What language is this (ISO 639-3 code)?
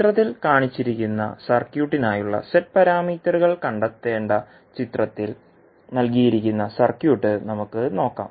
mal